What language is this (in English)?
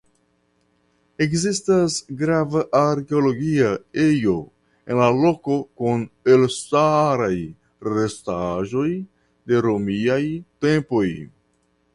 Esperanto